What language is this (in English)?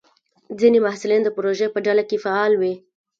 Pashto